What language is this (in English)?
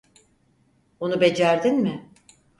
Turkish